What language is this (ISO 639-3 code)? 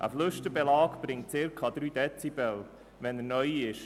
gsw